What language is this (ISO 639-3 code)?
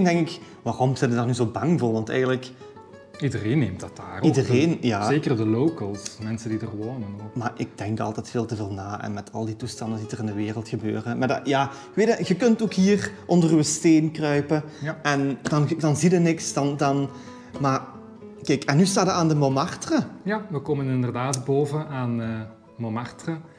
nld